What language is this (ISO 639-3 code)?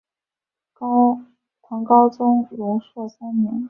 zho